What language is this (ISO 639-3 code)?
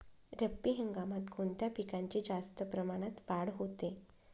mar